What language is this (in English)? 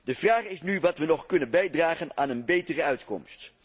Dutch